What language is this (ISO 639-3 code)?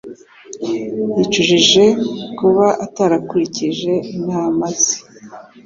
kin